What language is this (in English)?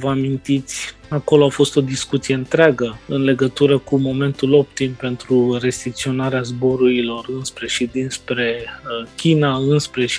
Romanian